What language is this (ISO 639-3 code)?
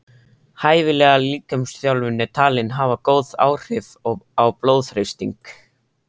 isl